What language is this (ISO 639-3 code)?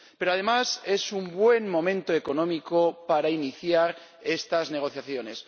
spa